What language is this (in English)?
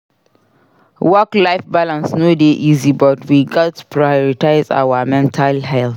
Nigerian Pidgin